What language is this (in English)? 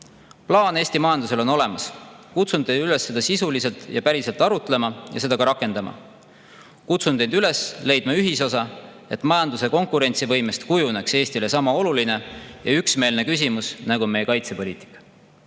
Estonian